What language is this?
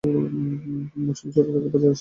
Bangla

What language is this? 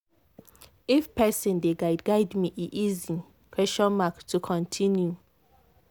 Nigerian Pidgin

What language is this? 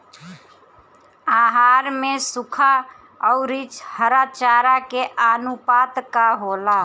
Bhojpuri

